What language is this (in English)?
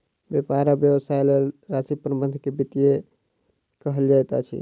Maithili